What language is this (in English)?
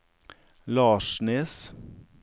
Norwegian